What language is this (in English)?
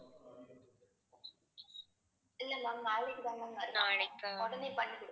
Tamil